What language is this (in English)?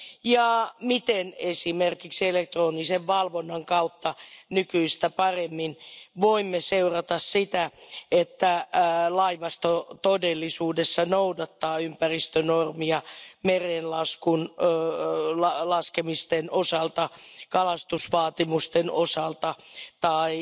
Finnish